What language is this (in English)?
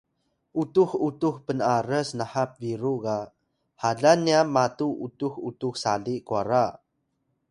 Atayal